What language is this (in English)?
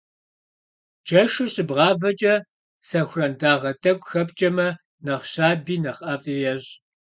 Kabardian